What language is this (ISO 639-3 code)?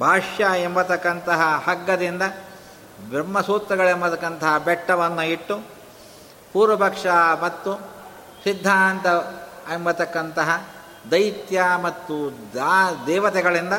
kan